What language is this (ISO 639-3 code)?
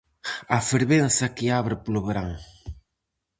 glg